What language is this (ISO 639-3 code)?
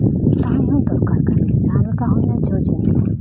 sat